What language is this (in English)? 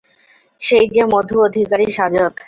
Bangla